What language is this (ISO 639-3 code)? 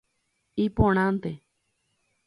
grn